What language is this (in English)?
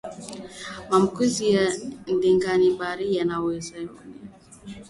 Swahili